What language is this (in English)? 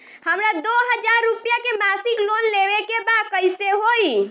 Bhojpuri